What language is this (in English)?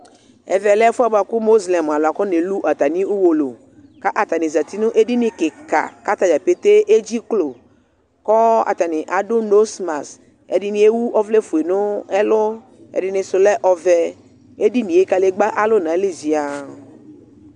Ikposo